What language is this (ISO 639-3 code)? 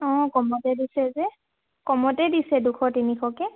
asm